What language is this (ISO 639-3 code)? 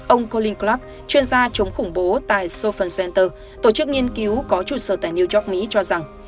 vie